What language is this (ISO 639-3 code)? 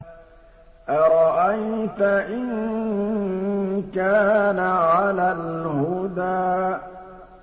ara